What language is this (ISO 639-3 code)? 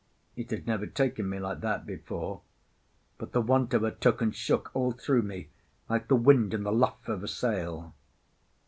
eng